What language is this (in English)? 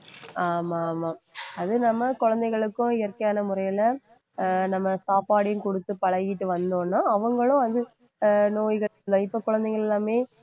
Tamil